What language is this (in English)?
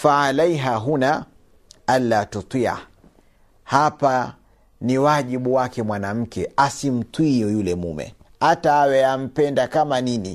Swahili